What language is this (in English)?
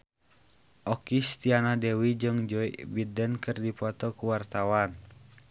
Sundanese